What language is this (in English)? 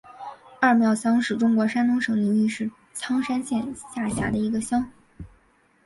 Chinese